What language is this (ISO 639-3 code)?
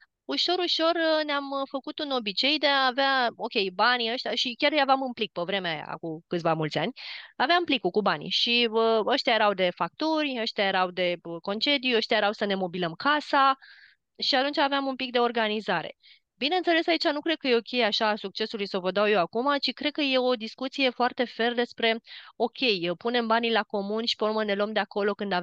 ron